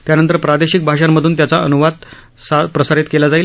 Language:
Marathi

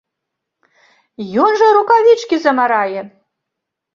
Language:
Belarusian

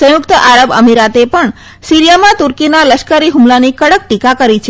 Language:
Gujarati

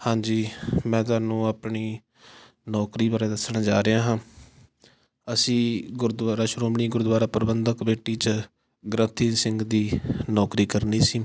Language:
Punjabi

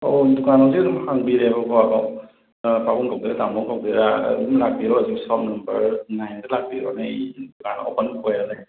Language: Manipuri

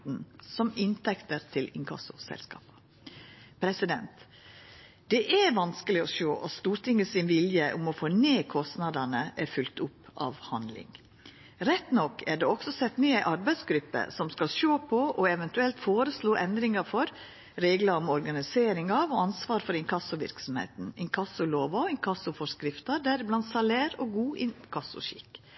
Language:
Norwegian Nynorsk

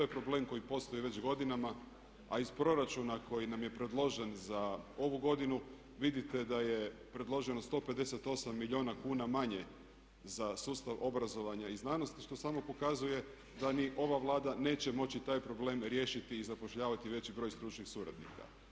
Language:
Croatian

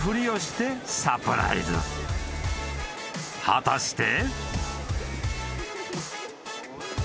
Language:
Japanese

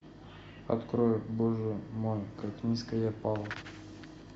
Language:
Russian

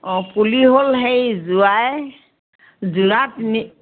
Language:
Assamese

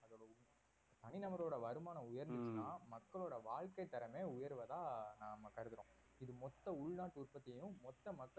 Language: Tamil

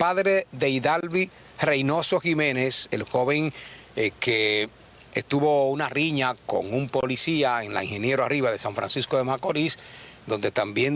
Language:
Spanish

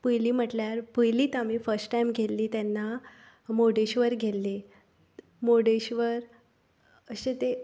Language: Konkani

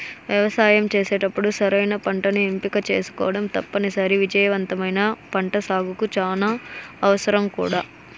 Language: Telugu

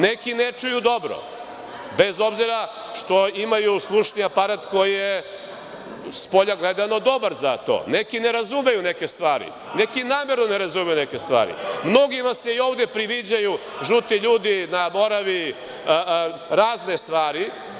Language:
Serbian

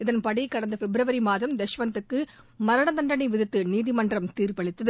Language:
Tamil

